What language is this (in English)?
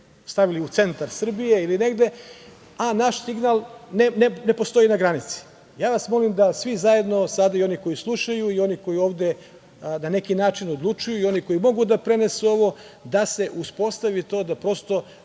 Serbian